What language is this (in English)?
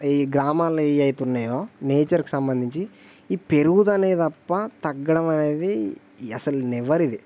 Telugu